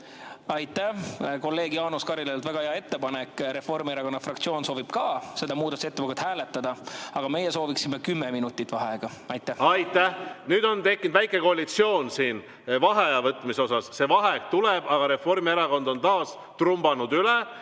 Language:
Estonian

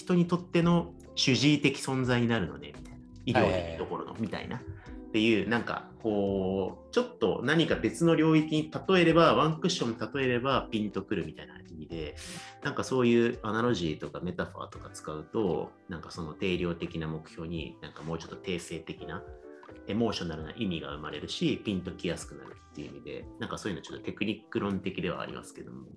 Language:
Japanese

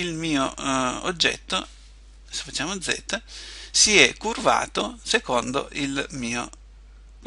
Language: Italian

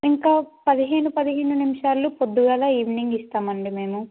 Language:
Telugu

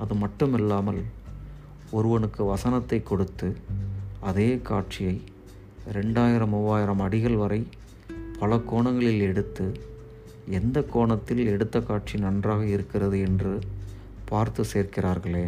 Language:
Tamil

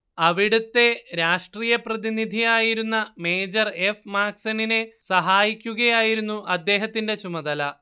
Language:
Malayalam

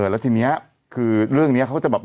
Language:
Thai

